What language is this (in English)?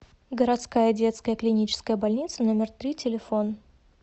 Russian